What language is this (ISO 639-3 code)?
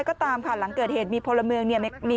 tha